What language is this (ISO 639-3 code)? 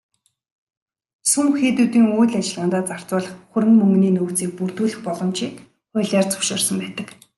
mon